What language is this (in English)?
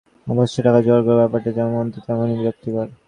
Bangla